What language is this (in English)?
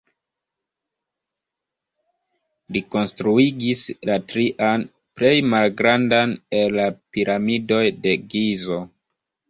Esperanto